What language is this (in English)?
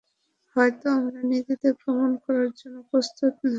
Bangla